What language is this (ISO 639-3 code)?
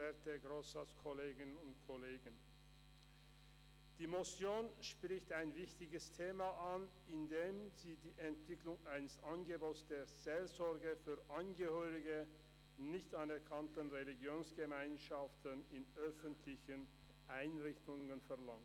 gsw